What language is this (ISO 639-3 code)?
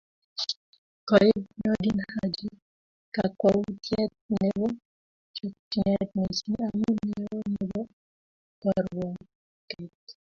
kln